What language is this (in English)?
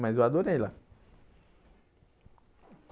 Portuguese